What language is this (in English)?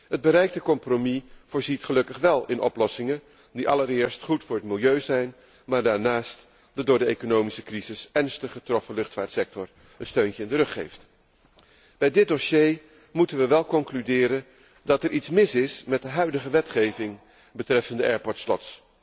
Dutch